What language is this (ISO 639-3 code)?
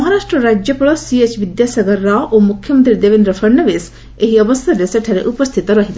ori